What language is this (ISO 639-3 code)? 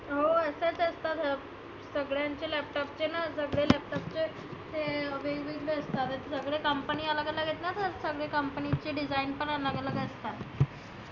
mar